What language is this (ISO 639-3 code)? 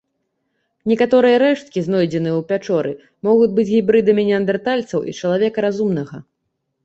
bel